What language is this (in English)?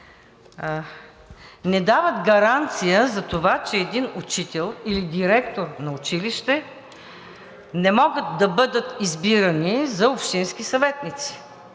Bulgarian